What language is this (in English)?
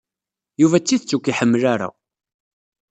Kabyle